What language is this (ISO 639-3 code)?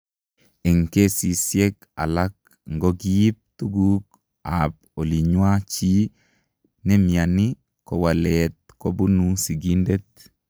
kln